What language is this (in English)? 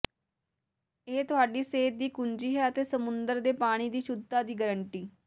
Punjabi